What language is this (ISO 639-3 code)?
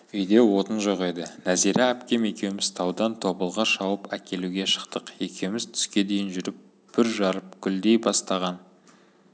kaz